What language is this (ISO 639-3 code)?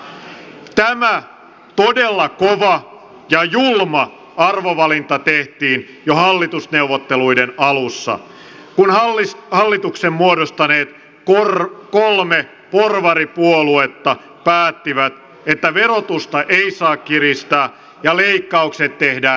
fin